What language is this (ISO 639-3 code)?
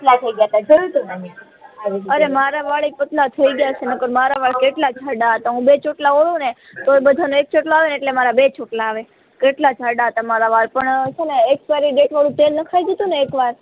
guj